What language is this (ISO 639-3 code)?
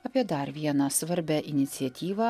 lit